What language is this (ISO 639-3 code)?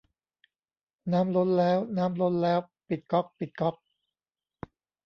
tha